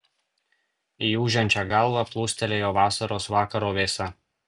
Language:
Lithuanian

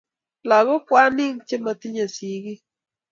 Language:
Kalenjin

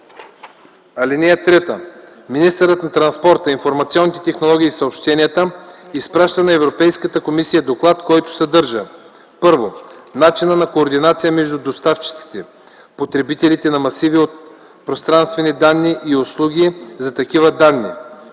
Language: Bulgarian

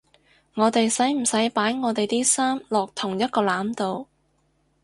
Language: Cantonese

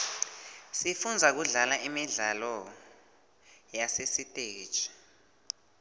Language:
Swati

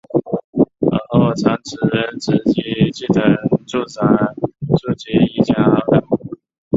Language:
Chinese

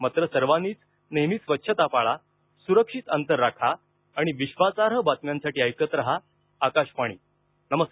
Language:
Marathi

